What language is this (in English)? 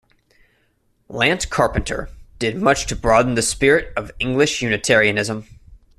English